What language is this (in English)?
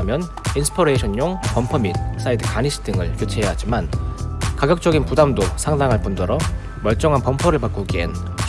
Korean